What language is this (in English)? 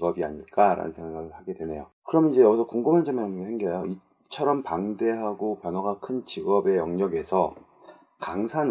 Korean